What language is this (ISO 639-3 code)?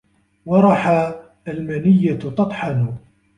ara